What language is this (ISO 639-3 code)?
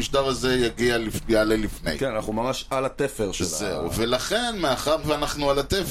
heb